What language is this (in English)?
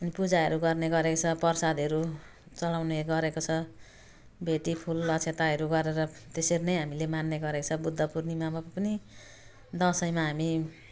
Nepali